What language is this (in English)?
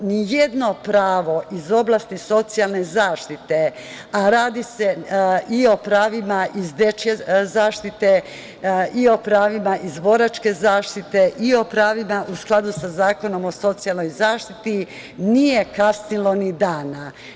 Serbian